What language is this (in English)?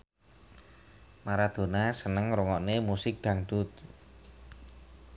Javanese